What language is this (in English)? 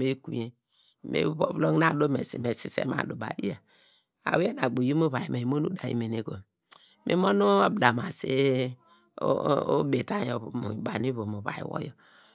Degema